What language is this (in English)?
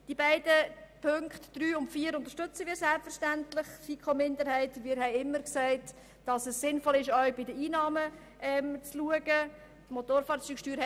Swiss German